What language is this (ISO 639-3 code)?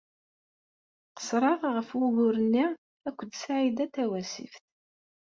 kab